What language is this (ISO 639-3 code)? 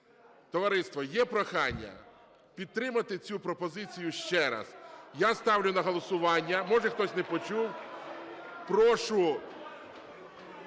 ukr